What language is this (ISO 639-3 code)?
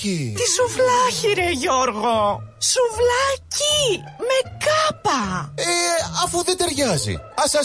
ell